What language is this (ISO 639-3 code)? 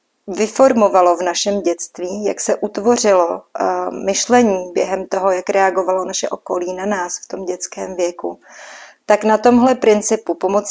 ces